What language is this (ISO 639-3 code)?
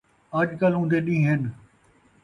skr